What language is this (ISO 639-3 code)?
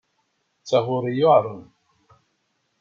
kab